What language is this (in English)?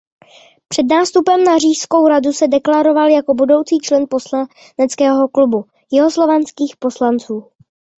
Czech